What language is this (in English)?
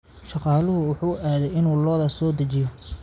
Somali